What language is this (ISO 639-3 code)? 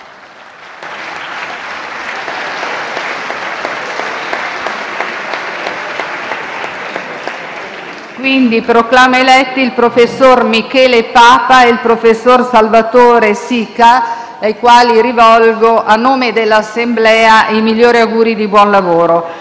ita